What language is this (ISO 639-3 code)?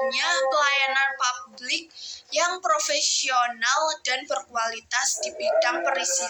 ind